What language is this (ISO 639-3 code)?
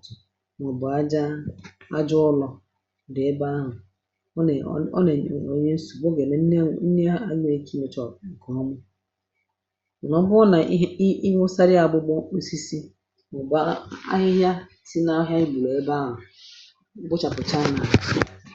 ibo